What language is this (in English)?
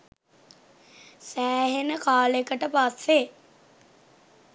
Sinhala